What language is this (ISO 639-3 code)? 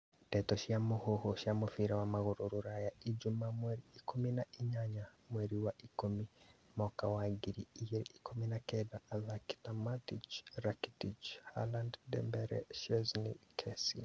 kik